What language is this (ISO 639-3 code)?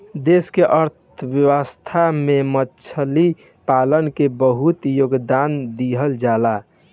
bho